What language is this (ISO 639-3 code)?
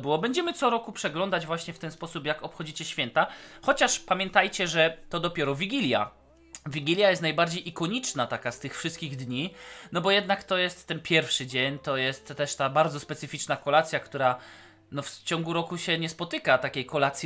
pol